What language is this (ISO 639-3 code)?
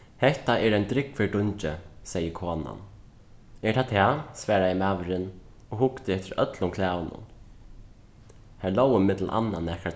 fao